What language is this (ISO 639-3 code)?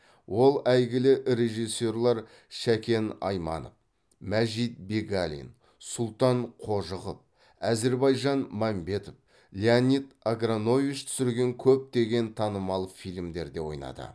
kaz